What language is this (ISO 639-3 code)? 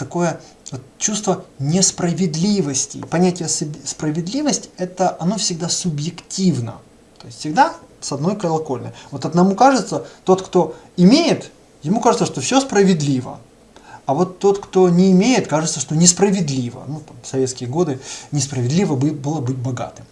rus